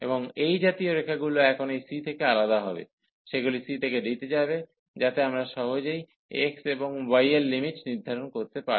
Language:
Bangla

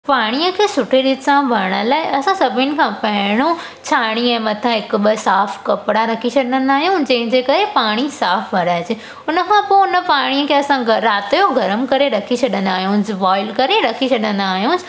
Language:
Sindhi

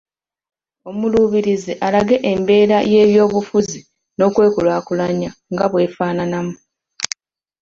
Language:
Ganda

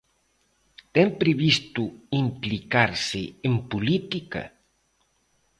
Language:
Galician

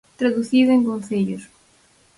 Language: Galician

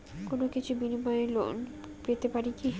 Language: Bangla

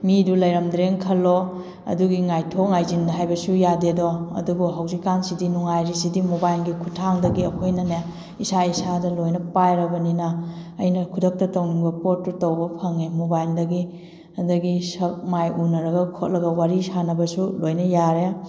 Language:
Manipuri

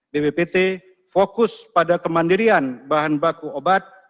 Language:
Indonesian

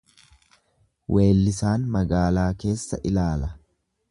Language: Oromo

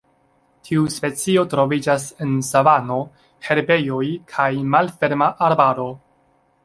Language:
Esperanto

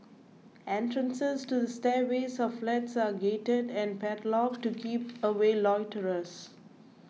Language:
English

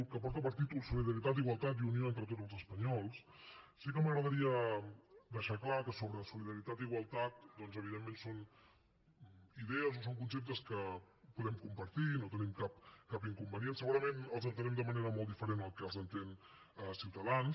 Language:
Catalan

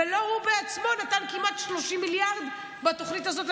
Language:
Hebrew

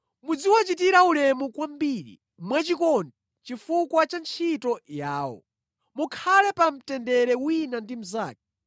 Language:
Nyanja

